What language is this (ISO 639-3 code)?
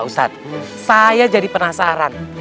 ind